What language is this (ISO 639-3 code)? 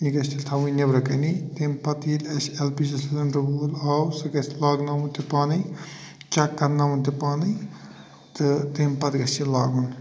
kas